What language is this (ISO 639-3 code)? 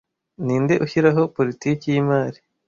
kin